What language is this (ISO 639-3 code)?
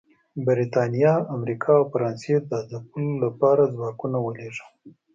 pus